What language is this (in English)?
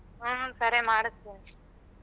Kannada